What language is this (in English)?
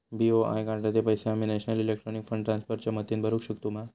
Marathi